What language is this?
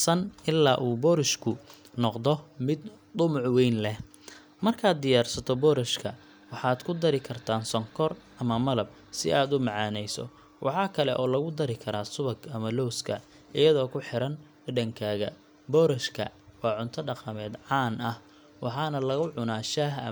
Somali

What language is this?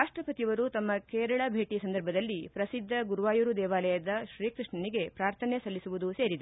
Kannada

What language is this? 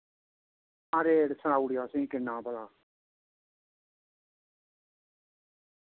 Dogri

